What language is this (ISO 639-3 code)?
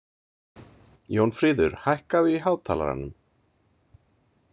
isl